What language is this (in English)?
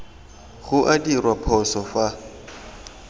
Tswana